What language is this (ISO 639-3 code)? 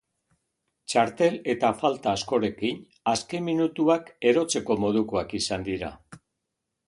eus